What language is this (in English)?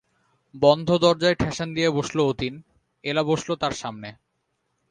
Bangla